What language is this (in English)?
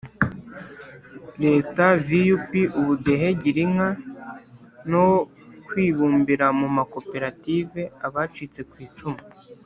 Kinyarwanda